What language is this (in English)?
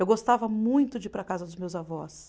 Portuguese